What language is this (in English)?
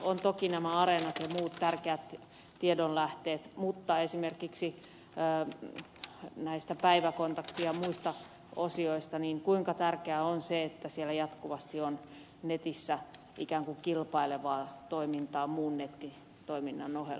Finnish